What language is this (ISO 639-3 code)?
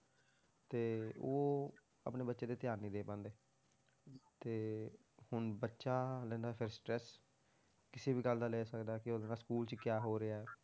pan